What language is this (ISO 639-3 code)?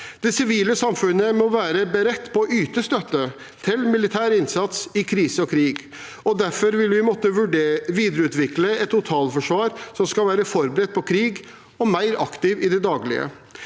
nor